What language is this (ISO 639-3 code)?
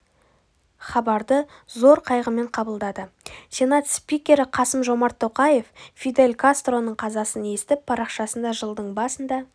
kaz